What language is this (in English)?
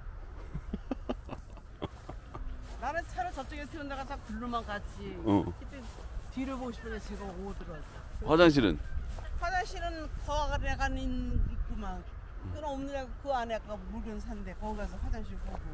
Korean